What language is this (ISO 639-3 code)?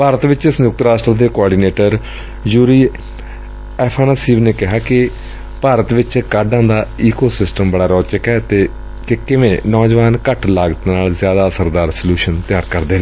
pan